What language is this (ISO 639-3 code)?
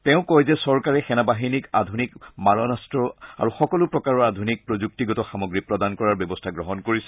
asm